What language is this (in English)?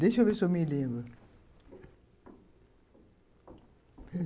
Portuguese